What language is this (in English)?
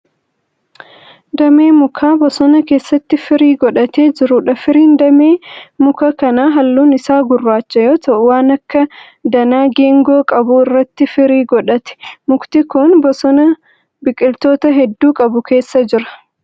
Oromo